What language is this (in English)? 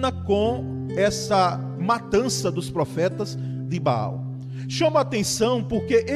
Portuguese